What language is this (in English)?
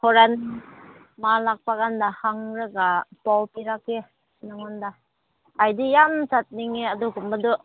Manipuri